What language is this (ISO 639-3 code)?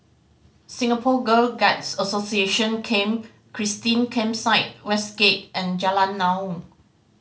eng